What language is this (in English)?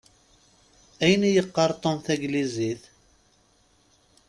Kabyle